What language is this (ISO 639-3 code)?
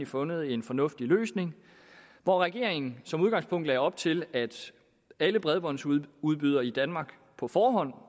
dan